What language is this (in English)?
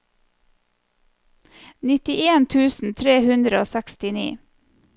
Norwegian